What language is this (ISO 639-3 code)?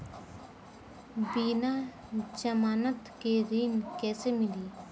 bho